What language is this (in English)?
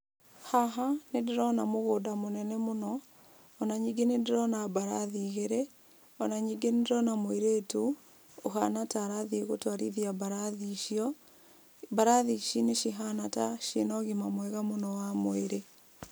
Kikuyu